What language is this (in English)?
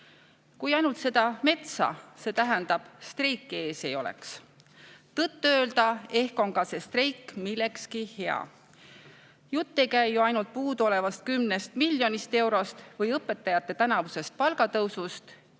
Estonian